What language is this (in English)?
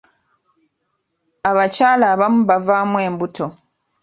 Ganda